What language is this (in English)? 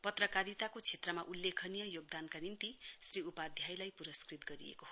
Nepali